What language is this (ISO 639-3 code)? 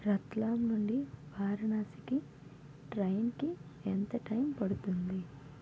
tel